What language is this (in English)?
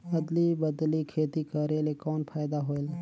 Chhattisgarhi